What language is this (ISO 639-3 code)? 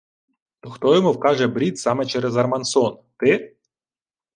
ukr